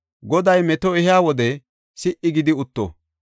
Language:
Gofa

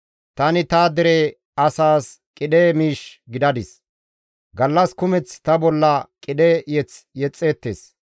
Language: Gamo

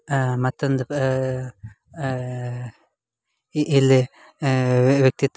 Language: Kannada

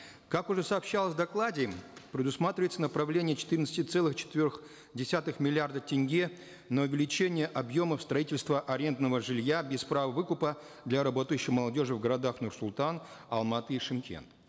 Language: Kazakh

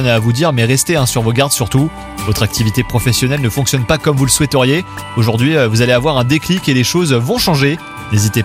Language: French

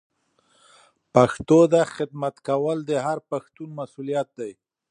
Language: Pashto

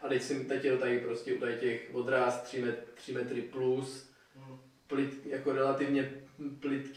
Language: Czech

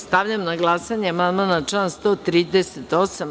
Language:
Serbian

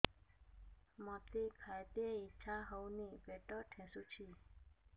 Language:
Odia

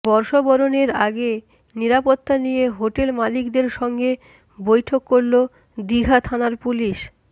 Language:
Bangla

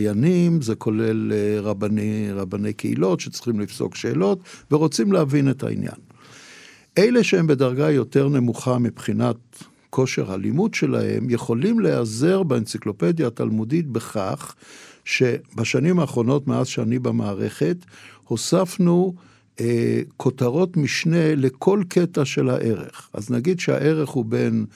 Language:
Hebrew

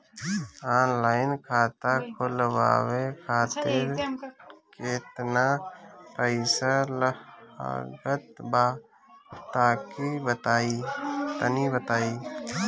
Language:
Bhojpuri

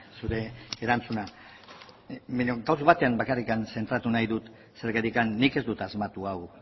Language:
Basque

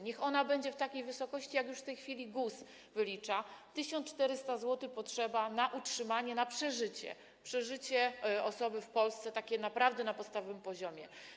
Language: Polish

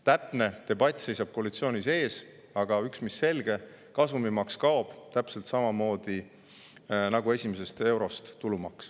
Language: Estonian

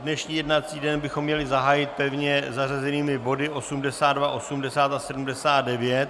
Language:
Czech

